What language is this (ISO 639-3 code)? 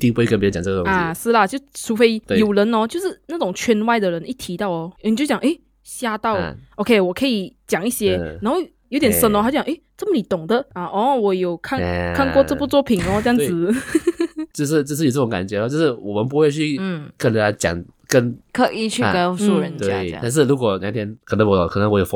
zho